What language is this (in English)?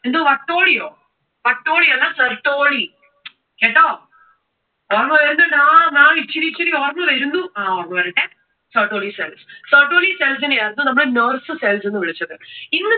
Malayalam